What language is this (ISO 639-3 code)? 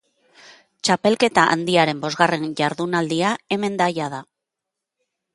eus